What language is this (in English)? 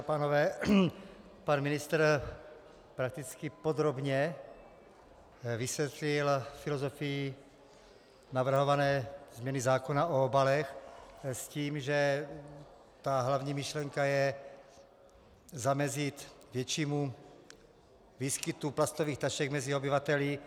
Czech